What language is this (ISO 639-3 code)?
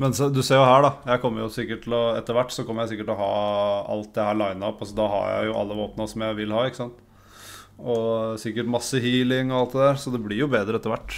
nor